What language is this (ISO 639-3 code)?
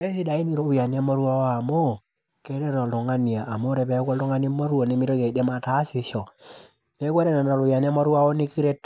mas